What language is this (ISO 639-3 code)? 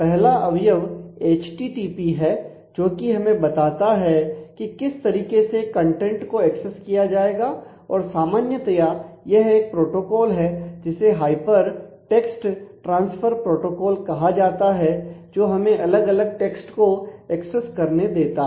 hin